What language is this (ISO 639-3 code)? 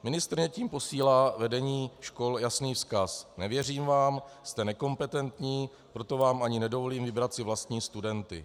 ces